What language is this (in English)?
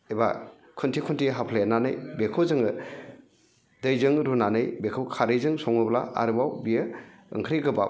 Bodo